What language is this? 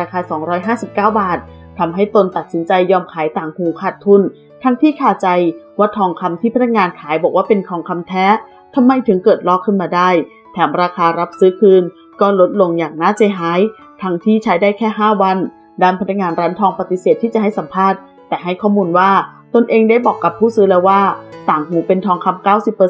Thai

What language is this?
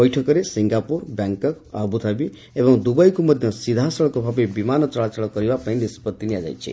Odia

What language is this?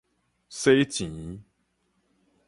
Min Nan Chinese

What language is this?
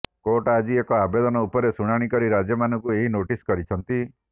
Odia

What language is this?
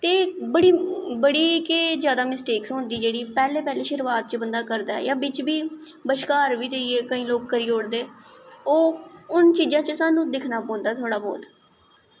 Dogri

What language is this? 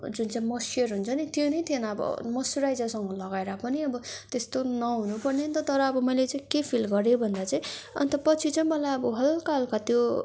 Nepali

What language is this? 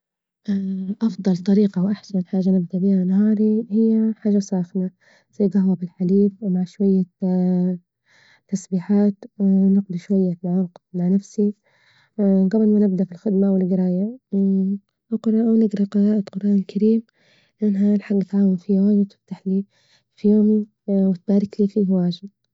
Libyan Arabic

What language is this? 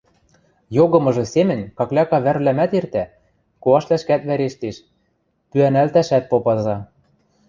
Western Mari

